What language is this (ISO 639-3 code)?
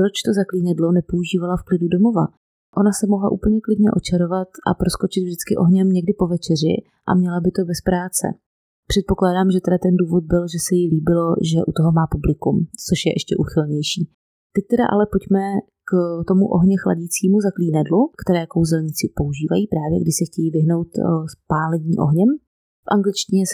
ces